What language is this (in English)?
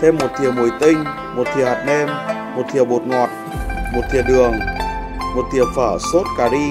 Vietnamese